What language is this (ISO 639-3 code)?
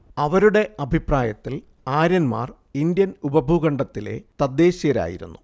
mal